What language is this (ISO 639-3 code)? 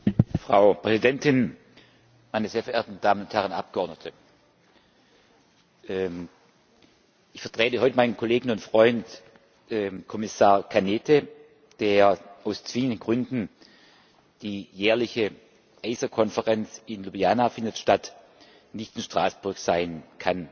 deu